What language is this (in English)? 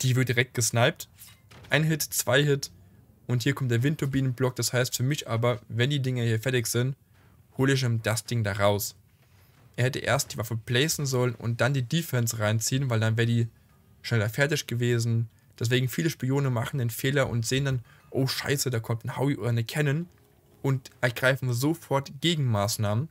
German